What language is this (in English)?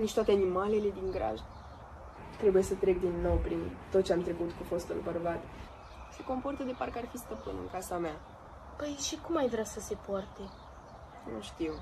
Romanian